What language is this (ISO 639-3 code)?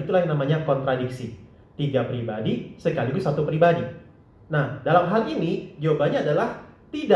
ind